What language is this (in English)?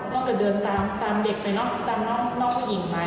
Thai